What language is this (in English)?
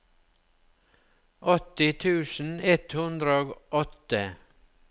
Norwegian